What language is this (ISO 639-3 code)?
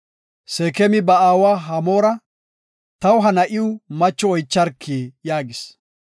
gof